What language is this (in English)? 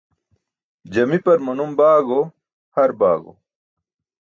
Burushaski